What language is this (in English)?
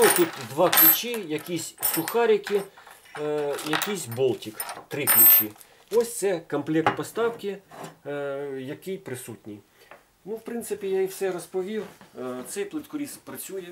Ukrainian